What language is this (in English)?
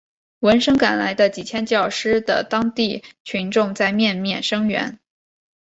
Chinese